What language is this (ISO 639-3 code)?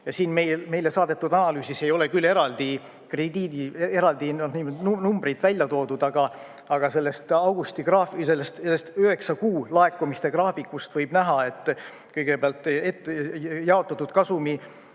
est